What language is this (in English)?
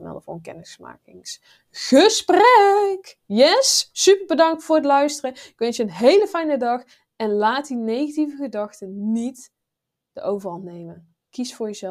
Dutch